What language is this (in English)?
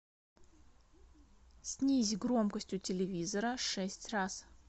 Russian